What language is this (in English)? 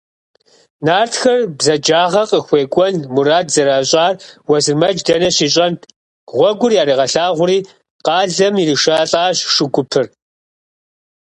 Kabardian